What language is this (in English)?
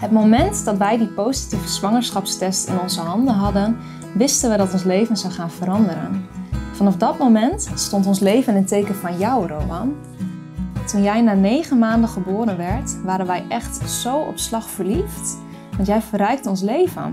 Dutch